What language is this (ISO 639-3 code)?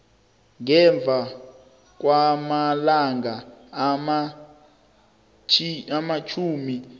nbl